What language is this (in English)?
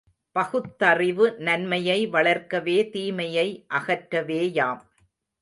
Tamil